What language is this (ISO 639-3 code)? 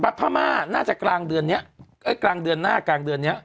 tha